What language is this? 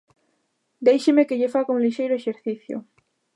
Galician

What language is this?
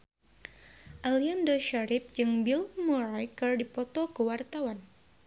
Sundanese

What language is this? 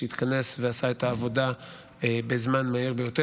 Hebrew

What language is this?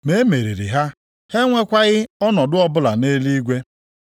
Igbo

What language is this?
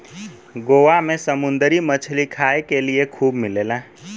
Bhojpuri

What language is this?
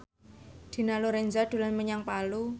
Javanese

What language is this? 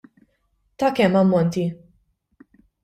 Maltese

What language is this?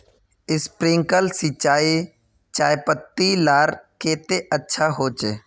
Magahi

